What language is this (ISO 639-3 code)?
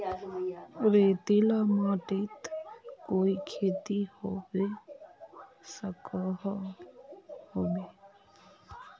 mag